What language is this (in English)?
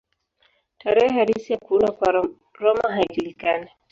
Swahili